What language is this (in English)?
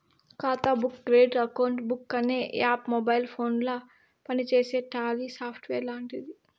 Telugu